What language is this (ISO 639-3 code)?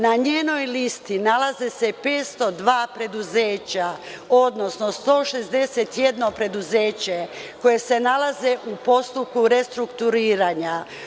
srp